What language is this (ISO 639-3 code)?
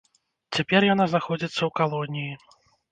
bel